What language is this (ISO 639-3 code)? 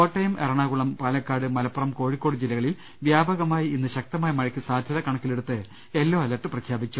mal